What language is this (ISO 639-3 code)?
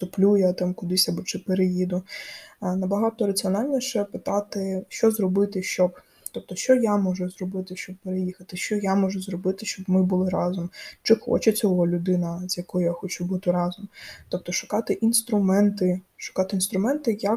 ukr